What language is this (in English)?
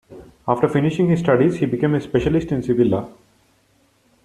English